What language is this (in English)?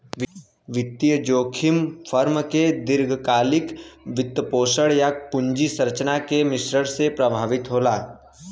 Bhojpuri